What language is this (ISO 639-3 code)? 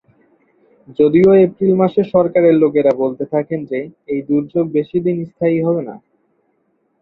ben